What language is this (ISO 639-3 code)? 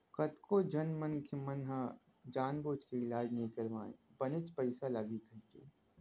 hne